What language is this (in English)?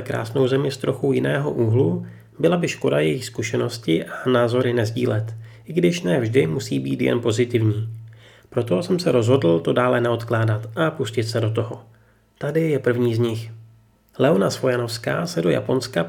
Czech